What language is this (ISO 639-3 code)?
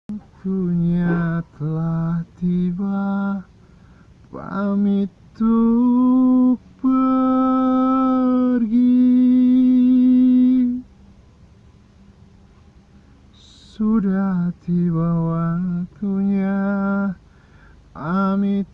ind